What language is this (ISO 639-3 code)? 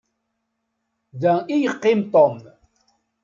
kab